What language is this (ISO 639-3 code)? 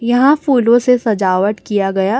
hin